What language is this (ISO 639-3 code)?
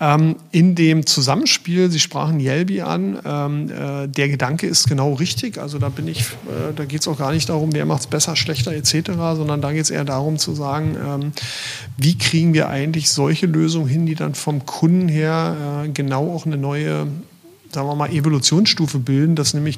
deu